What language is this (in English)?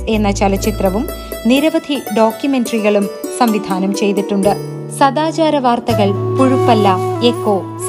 Malayalam